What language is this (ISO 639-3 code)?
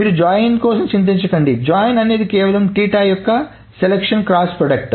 tel